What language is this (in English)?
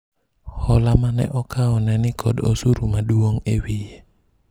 Luo (Kenya and Tanzania)